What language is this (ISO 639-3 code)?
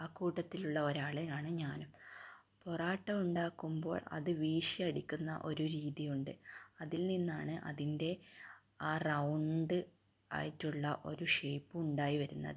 mal